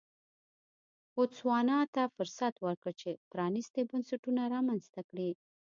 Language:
Pashto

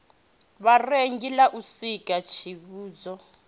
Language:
Venda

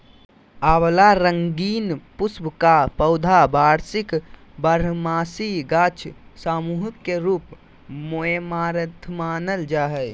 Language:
Magahi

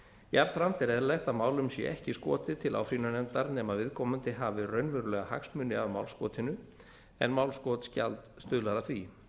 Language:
Icelandic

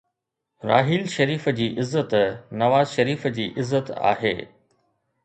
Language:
Sindhi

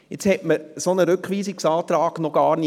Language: Swiss German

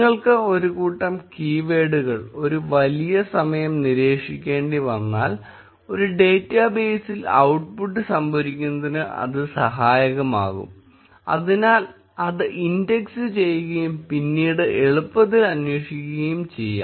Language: Malayalam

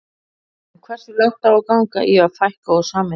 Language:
Icelandic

